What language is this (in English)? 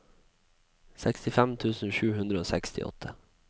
Norwegian